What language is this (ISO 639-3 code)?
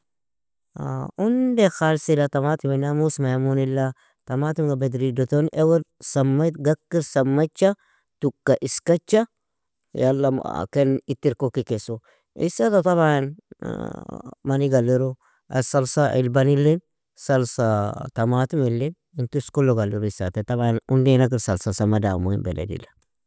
fia